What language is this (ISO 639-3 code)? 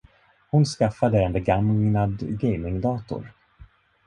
swe